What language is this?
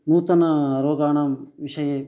Sanskrit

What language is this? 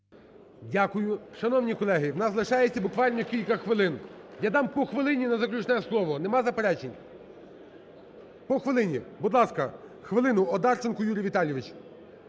Ukrainian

